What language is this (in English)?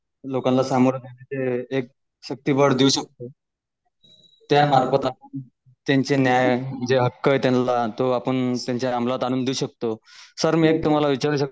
Marathi